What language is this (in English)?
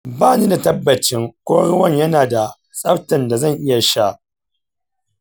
Hausa